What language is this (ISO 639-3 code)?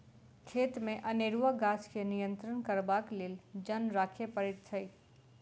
mai